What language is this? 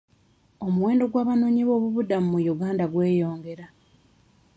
Ganda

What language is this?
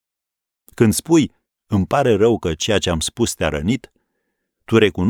Romanian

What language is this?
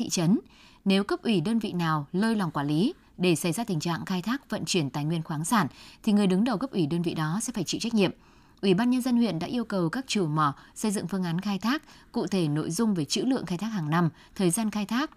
Vietnamese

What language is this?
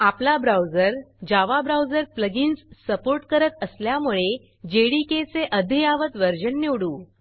Marathi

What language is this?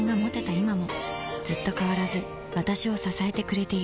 Japanese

